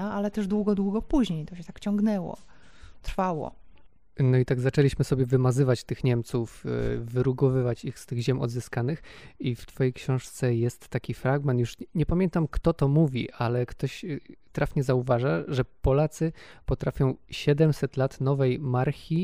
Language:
Polish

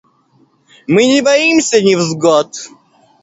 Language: Russian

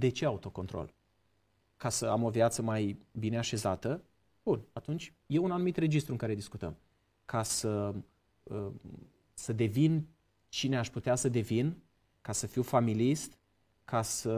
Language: Romanian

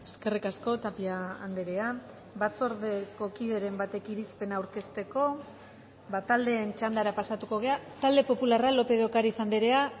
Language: Basque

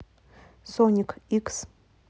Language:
Russian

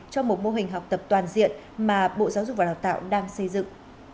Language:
Vietnamese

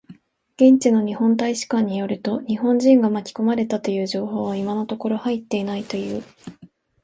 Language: Japanese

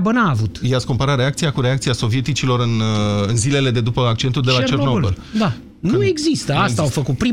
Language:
Romanian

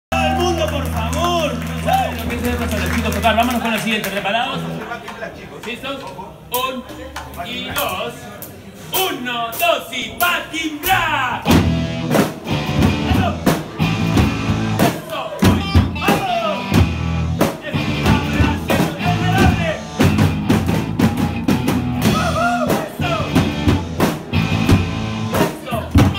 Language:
Spanish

